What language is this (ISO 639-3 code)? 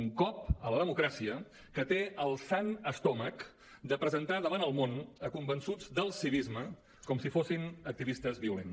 cat